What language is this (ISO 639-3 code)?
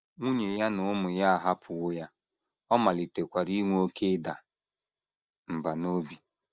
ibo